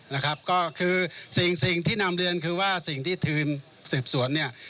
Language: Thai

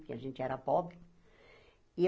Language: Portuguese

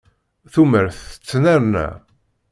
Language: Kabyle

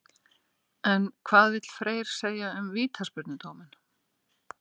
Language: Icelandic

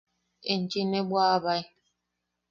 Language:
Yaqui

